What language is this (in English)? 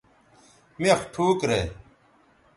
Bateri